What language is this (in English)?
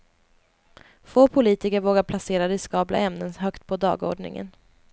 Swedish